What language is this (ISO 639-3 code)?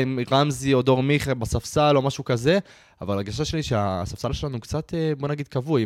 heb